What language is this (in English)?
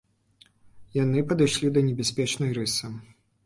Belarusian